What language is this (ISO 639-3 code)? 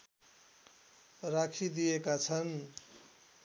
nep